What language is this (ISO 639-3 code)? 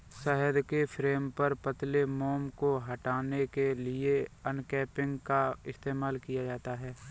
hin